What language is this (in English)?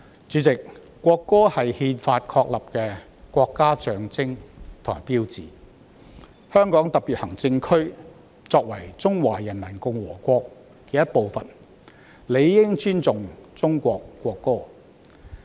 Cantonese